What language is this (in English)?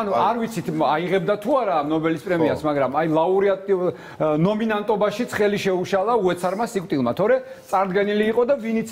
Romanian